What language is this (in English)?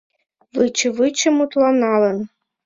Mari